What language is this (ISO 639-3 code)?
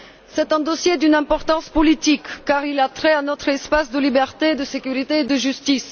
fra